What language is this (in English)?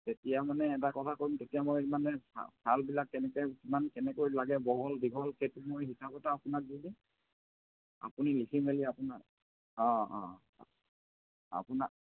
Assamese